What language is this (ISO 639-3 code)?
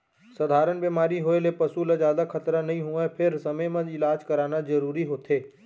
hne